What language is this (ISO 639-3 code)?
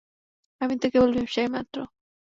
ben